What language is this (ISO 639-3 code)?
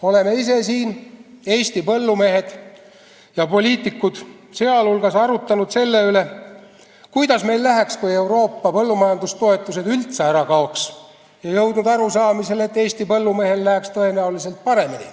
est